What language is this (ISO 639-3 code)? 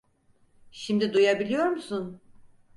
tur